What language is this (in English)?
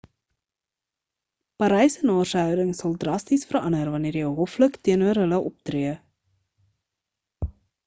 Afrikaans